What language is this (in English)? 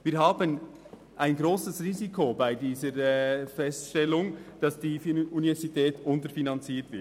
Swiss German